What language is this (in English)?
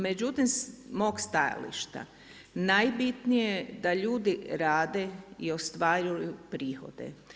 Croatian